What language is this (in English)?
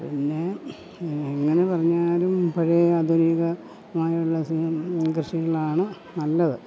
Malayalam